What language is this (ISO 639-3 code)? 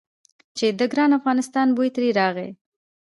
pus